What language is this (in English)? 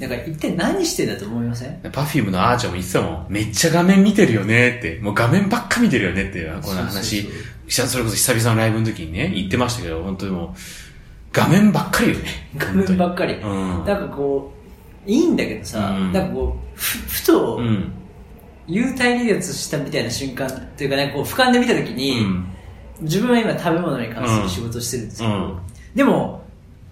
Japanese